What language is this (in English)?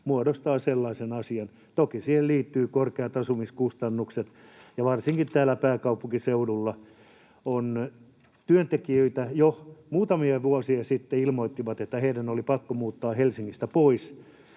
Finnish